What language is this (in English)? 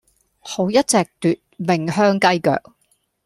Cantonese